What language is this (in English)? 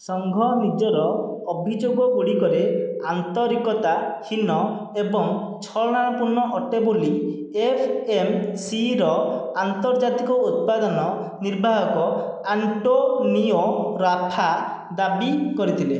Odia